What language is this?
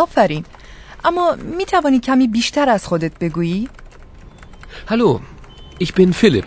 Persian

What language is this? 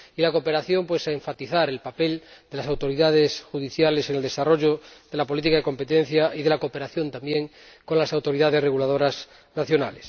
Spanish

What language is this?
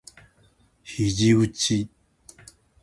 Japanese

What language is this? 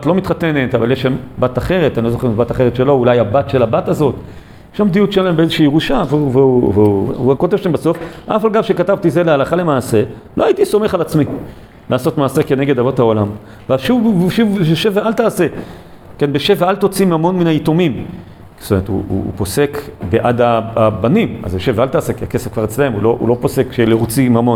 Hebrew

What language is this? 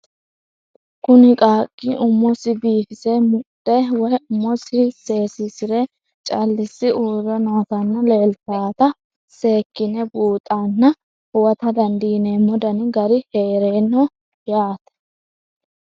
Sidamo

